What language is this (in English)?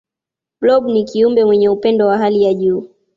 Swahili